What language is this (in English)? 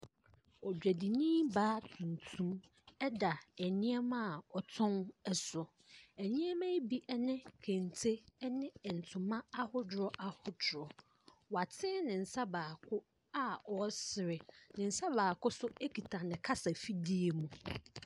Akan